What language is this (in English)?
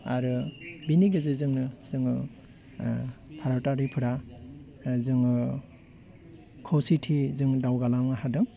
Bodo